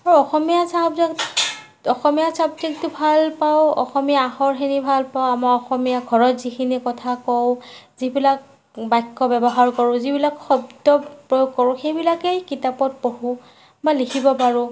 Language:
Assamese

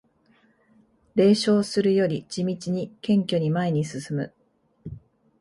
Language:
Japanese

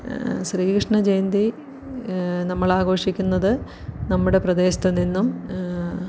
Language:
Malayalam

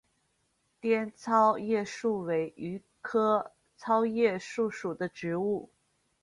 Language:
Chinese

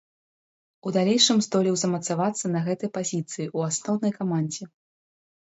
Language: Belarusian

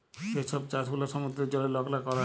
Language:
Bangla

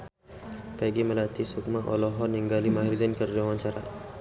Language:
Sundanese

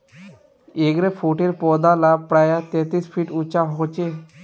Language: Magahi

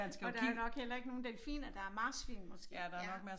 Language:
Danish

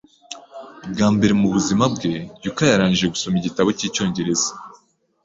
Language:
Kinyarwanda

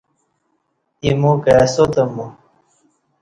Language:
Kati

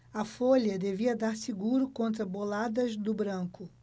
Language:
Portuguese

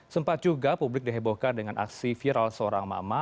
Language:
Indonesian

